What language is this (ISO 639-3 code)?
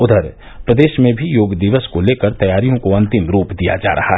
hin